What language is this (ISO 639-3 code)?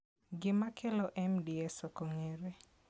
luo